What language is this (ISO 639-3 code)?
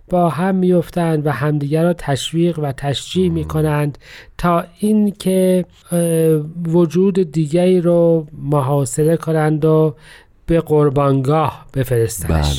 fas